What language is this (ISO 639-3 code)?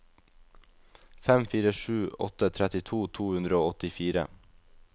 nor